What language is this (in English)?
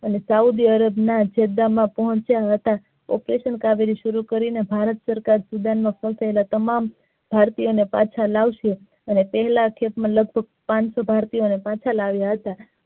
Gujarati